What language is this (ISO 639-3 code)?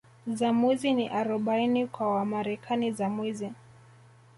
swa